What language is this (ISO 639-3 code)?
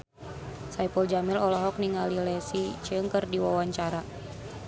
sun